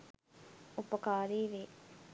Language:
Sinhala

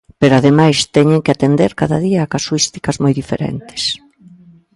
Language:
Galician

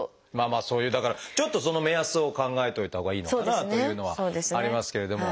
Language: Japanese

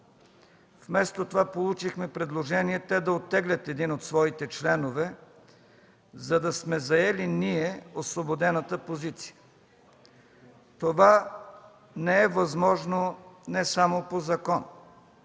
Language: Bulgarian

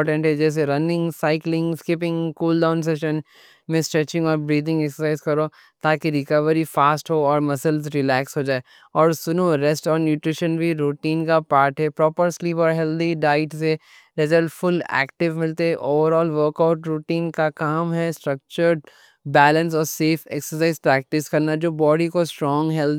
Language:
Deccan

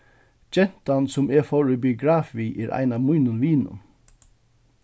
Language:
Faroese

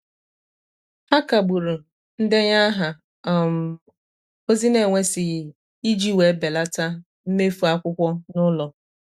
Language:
Igbo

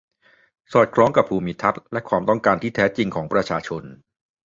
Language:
Thai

